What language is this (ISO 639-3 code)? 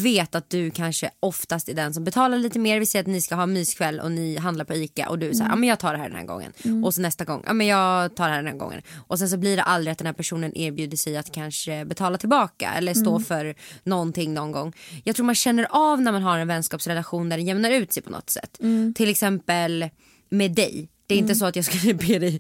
swe